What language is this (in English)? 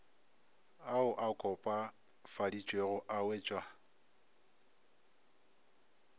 Northern Sotho